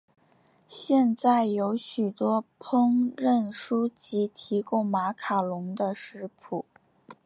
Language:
Chinese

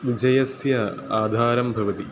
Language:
Sanskrit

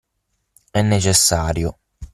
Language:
Italian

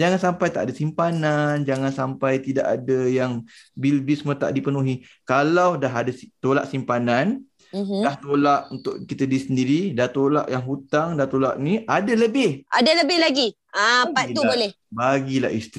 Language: Malay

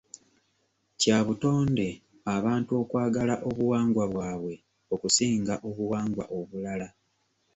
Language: Ganda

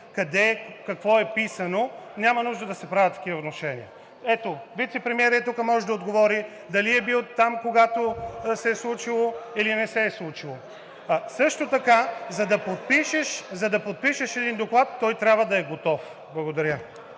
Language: Bulgarian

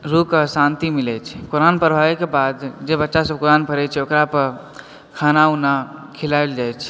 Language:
Maithili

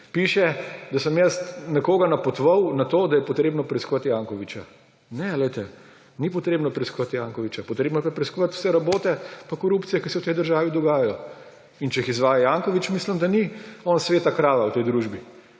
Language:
Slovenian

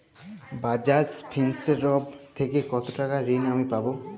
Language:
Bangla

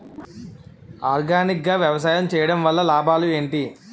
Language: Telugu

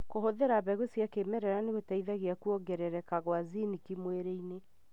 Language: Kikuyu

